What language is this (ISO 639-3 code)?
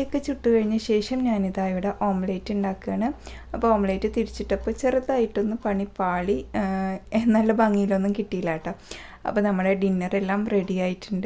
ara